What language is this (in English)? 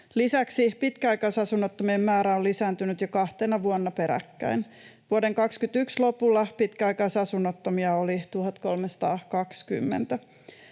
Finnish